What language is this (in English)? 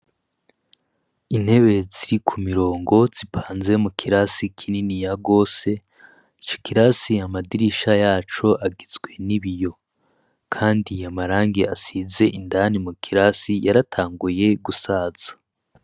Rundi